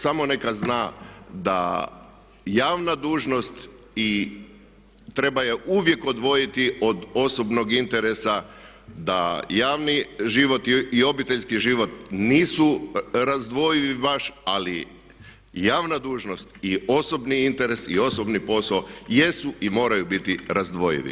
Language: Croatian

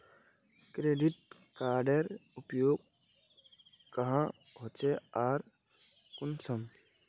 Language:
Magahi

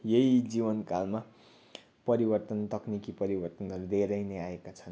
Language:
Nepali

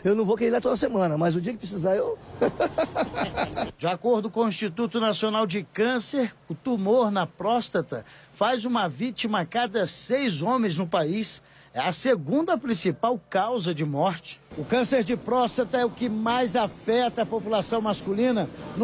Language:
Portuguese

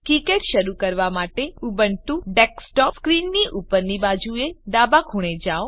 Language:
Gujarati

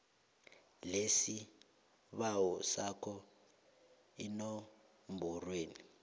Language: South Ndebele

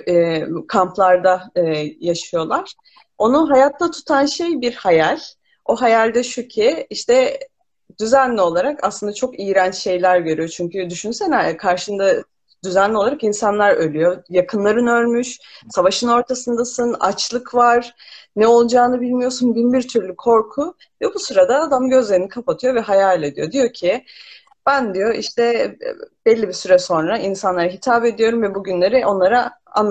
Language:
Turkish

